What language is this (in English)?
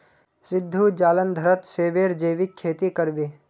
Magahi